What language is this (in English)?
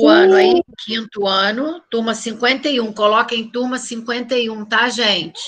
Portuguese